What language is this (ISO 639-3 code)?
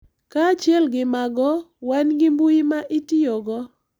luo